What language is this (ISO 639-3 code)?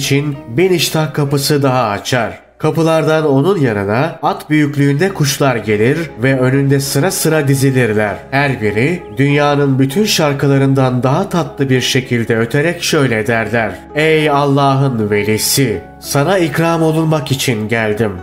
tur